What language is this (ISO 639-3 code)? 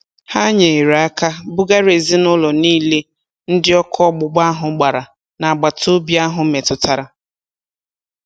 ibo